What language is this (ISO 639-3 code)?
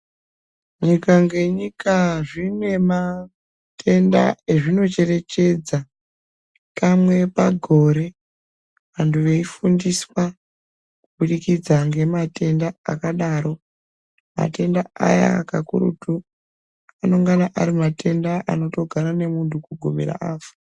ndc